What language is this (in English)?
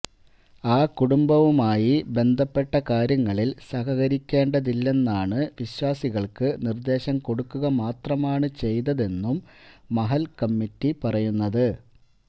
Malayalam